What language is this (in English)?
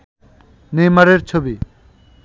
Bangla